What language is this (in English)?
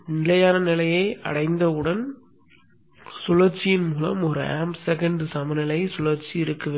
Tamil